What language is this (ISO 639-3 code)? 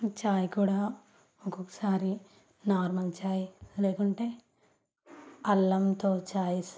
tel